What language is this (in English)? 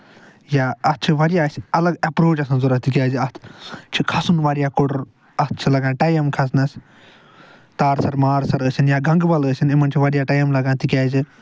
Kashmiri